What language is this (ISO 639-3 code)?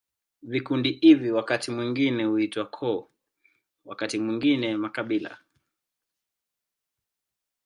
swa